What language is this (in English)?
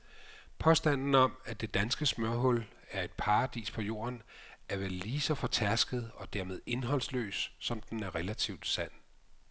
Danish